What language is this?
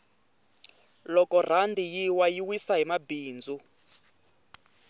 Tsonga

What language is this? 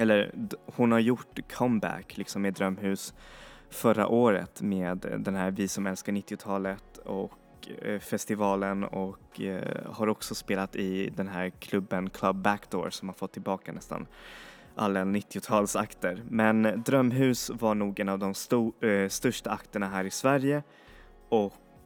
Swedish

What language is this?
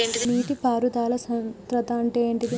Telugu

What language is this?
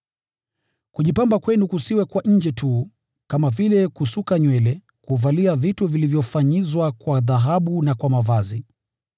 Swahili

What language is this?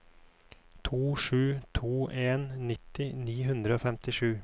Norwegian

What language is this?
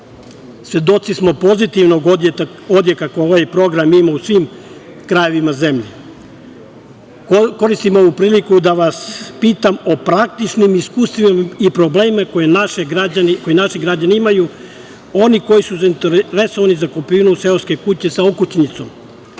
Serbian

